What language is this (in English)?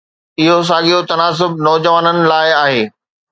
Sindhi